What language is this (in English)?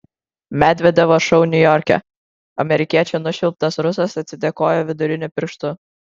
Lithuanian